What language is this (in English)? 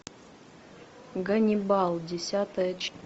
Russian